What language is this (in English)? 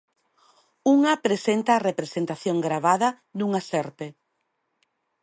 Galician